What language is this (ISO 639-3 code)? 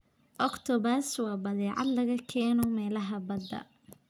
som